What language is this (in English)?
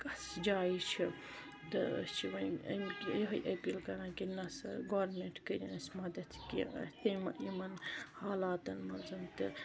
Kashmiri